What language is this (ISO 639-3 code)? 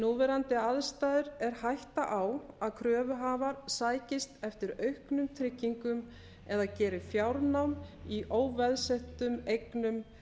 isl